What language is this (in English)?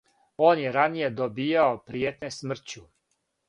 Serbian